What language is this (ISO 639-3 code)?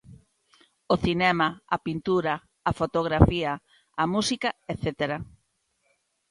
glg